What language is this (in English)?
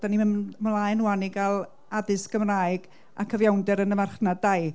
Welsh